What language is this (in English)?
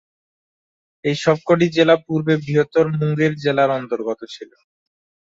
Bangla